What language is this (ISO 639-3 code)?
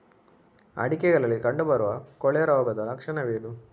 kan